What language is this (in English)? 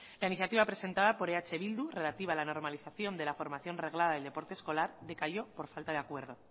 Spanish